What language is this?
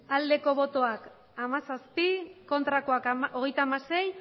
Basque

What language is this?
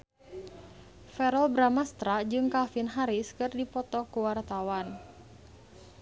Sundanese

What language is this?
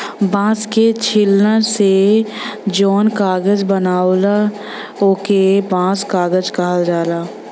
Bhojpuri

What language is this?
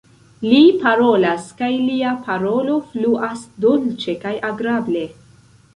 Esperanto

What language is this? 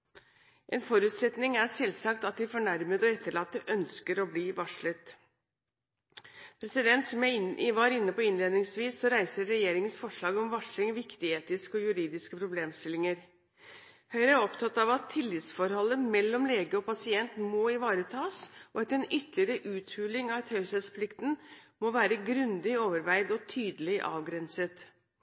Norwegian Bokmål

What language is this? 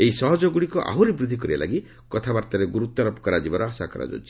Odia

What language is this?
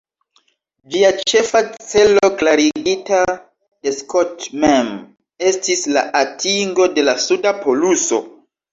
Esperanto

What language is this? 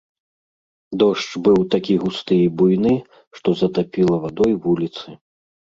Belarusian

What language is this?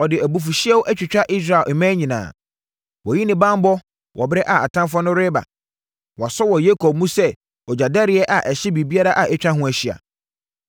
Akan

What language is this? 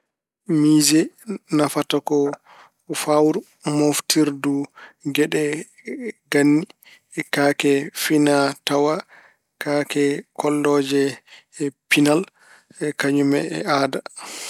Fula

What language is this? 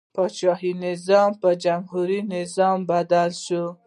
Pashto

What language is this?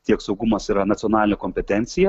Lithuanian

